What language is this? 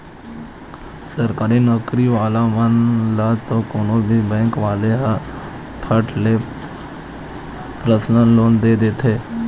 Chhattisgarhi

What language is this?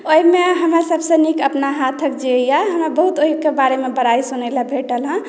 Maithili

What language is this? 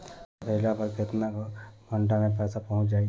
Bhojpuri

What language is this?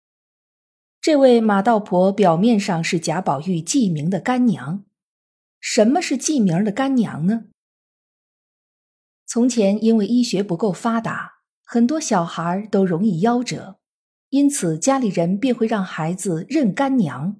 Chinese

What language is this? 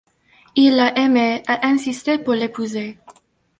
French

